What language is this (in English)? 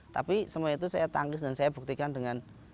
Indonesian